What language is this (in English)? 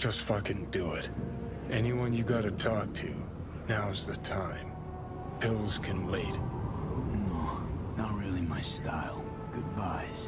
English